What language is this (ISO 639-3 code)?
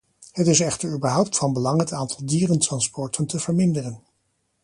nld